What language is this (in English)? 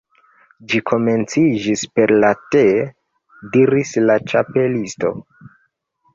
Esperanto